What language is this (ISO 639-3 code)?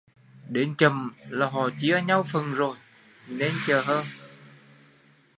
vie